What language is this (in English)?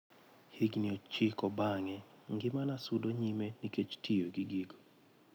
Luo (Kenya and Tanzania)